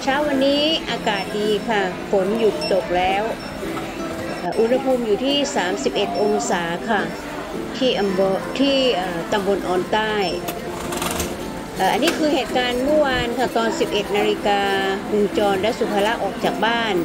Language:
Thai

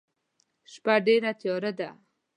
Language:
Pashto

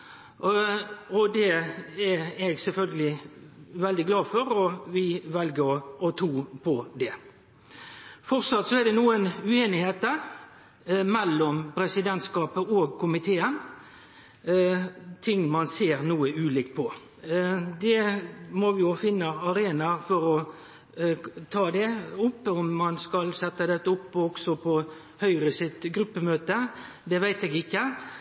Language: Norwegian Nynorsk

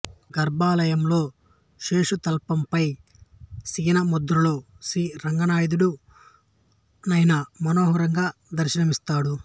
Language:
Telugu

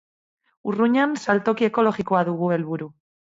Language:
Basque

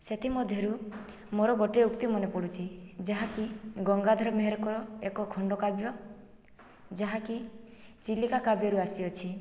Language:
Odia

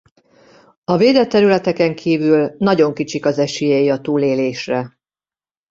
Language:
Hungarian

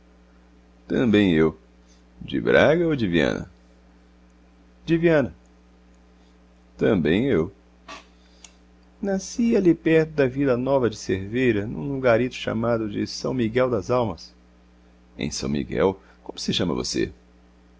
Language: Portuguese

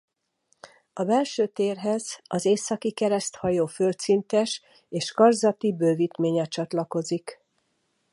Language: Hungarian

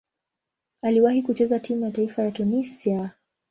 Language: Swahili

